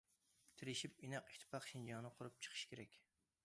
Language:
Uyghur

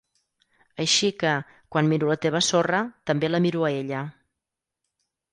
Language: Catalan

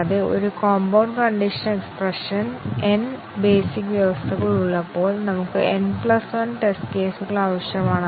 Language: Malayalam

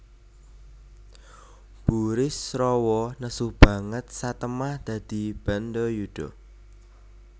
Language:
Javanese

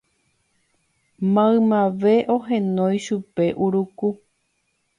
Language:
Guarani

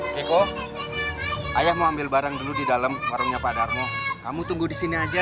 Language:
Indonesian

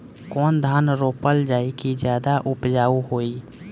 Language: Bhojpuri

